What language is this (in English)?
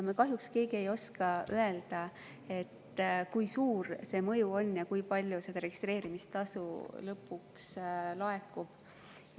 Estonian